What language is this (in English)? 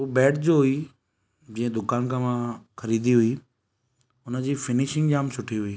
Sindhi